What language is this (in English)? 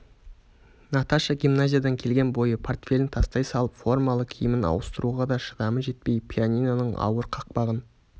Kazakh